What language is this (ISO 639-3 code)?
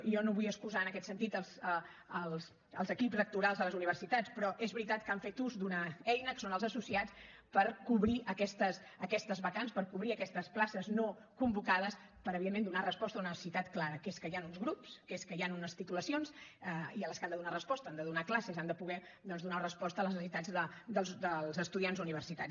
cat